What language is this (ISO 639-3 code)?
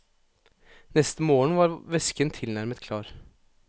nor